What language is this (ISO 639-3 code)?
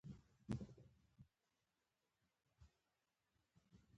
pus